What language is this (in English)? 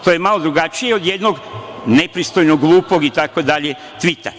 Serbian